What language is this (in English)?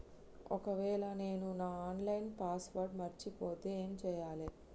Telugu